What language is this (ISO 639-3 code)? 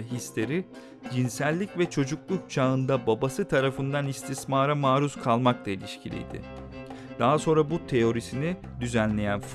tur